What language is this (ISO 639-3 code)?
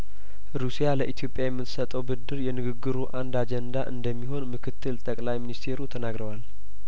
amh